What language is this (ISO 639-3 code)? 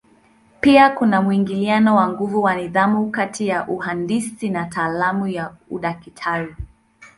swa